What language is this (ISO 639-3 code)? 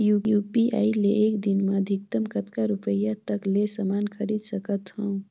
hne